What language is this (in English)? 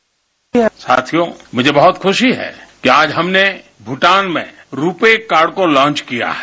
Hindi